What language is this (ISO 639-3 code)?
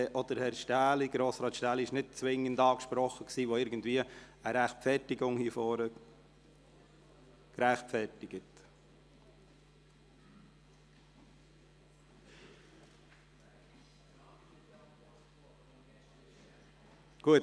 gsw